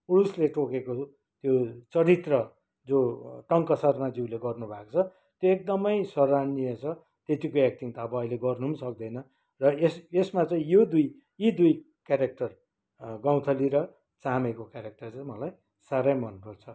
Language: Nepali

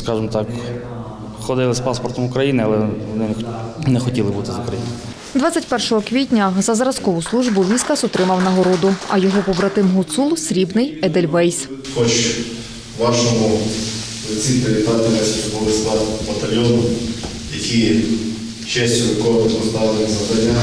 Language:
Ukrainian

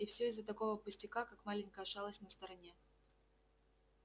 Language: Russian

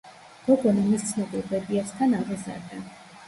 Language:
Georgian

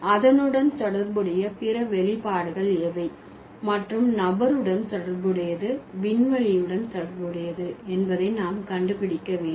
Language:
Tamil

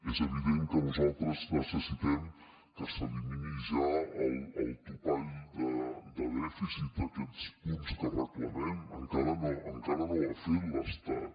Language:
Catalan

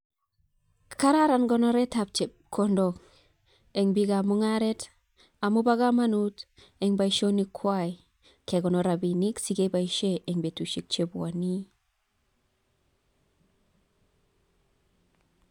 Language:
Kalenjin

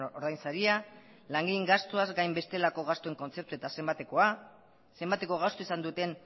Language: Basque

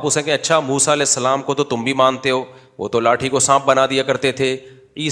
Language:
Urdu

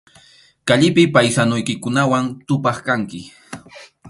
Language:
Arequipa-La Unión Quechua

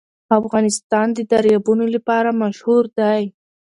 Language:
Pashto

